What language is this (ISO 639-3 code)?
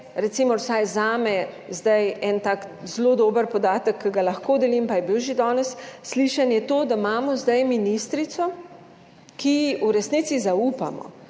slv